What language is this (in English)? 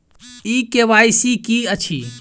Maithili